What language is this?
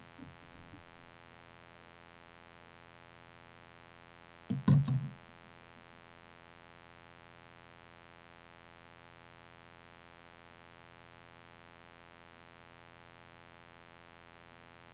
Danish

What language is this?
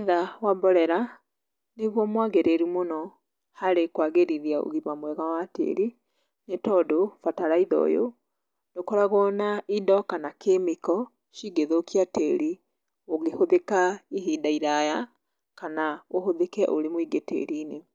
Kikuyu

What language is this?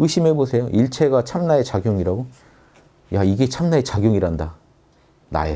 Korean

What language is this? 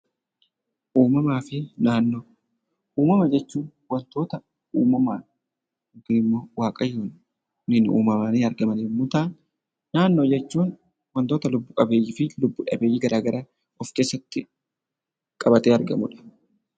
Oromo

